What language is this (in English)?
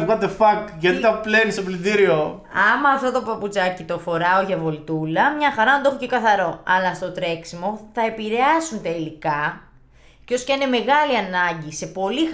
Greek